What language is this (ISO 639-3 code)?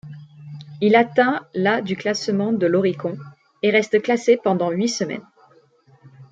fra